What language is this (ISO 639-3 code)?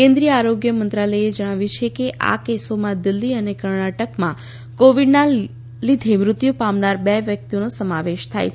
guj